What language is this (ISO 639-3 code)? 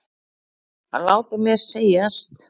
isl